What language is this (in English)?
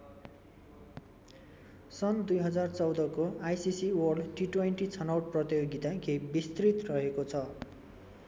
Nepali